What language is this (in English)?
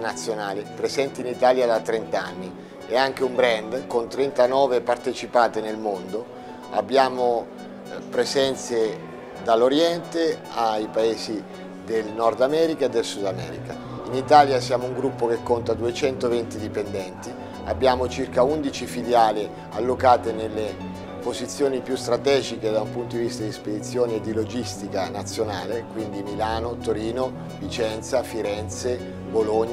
Italian